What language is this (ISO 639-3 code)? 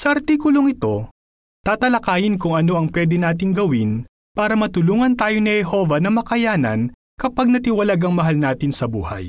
fil